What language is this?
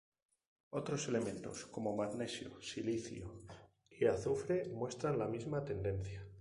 Spanish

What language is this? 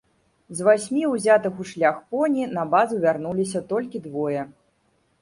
Belarusian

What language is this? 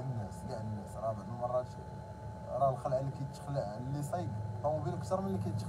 Arabic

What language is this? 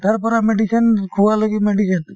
Assamese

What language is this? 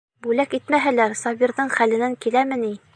Bashkir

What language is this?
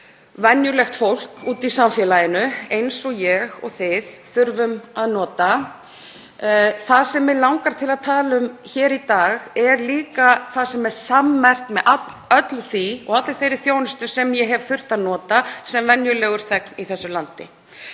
Icelandic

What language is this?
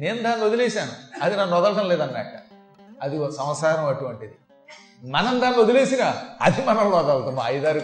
Telugu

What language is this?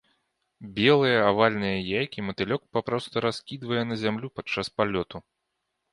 Belarusian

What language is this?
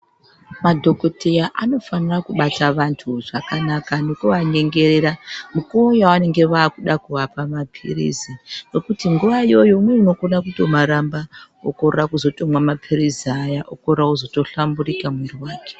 Ndau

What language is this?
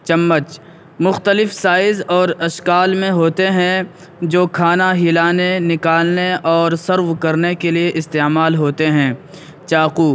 Urdu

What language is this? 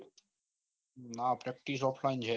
Gujarati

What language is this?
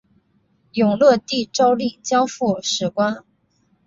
Chinese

